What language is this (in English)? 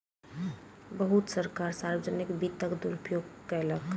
Maithili